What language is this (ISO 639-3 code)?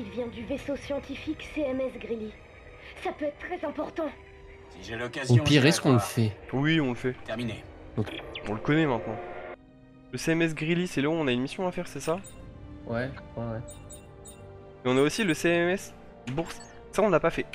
fra